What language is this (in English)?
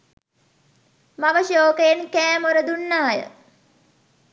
Sinhala